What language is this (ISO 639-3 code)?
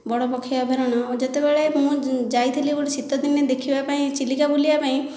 ori